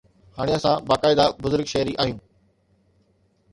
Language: Sindhi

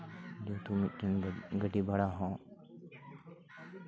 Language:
Santali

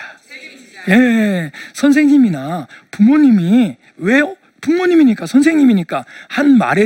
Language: Korean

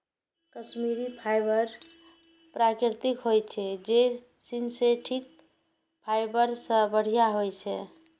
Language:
Maithili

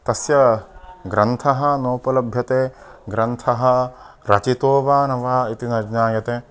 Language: Sanskrit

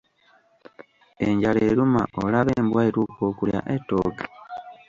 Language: Ganda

